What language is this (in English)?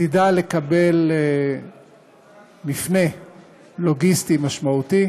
Hebrew